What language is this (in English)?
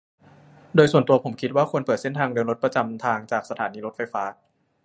Thai